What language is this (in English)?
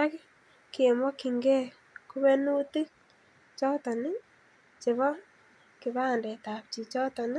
Kalenjin